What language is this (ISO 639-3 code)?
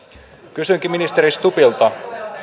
fin